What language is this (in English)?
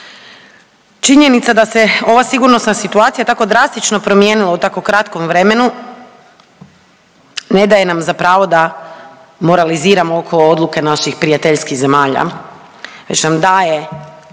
Croatian